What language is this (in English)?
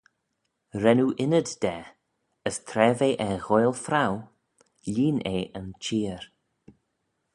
Manx